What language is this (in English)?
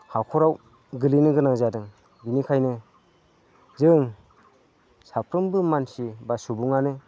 Bodo